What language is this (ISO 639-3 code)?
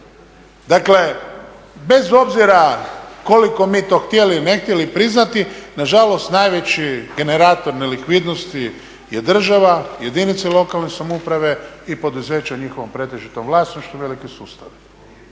hrv